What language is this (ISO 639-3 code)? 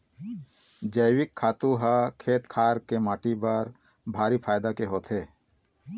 hne